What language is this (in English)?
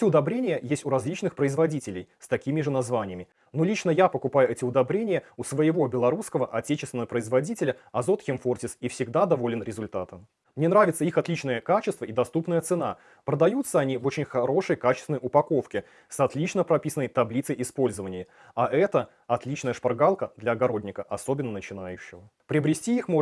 Russian